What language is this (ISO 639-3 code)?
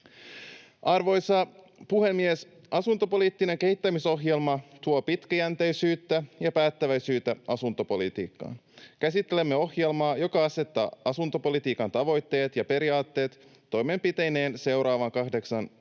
fin